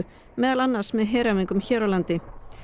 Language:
Icelandic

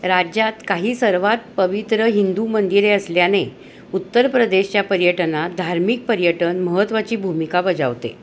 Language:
Marathi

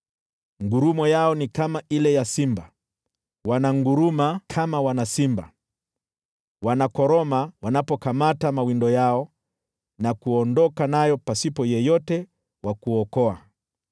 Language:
Swahili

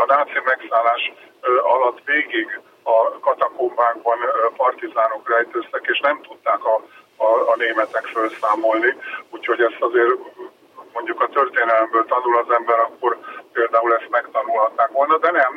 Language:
Hungarian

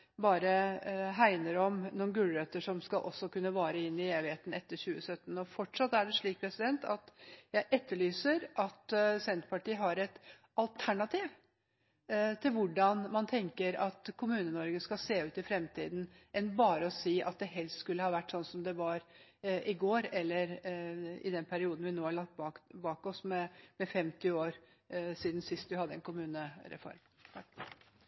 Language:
Norwegian Bokmål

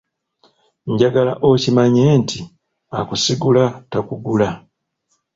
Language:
Ganda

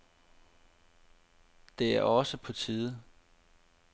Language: Danish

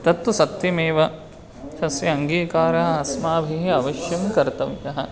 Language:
Sanskrit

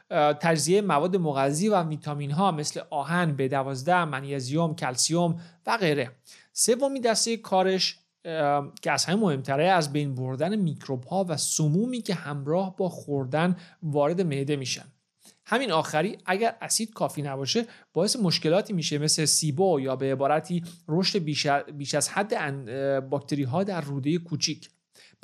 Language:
Persian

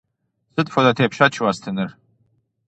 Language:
Kabardian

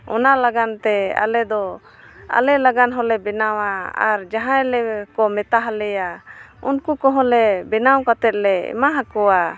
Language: Santali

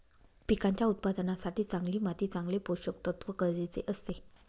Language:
Marathi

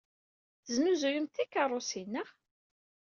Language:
Kabyle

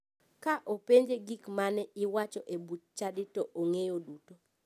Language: Luo (Kenya and Tanzania)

